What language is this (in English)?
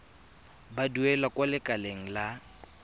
Tswana